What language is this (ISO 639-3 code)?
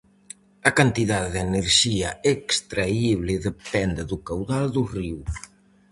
glg